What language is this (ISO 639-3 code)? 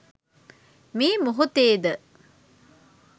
sin